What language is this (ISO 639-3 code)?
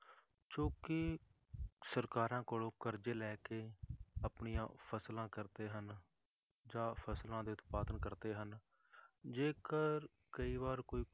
pan